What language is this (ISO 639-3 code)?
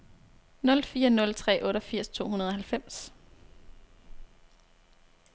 dan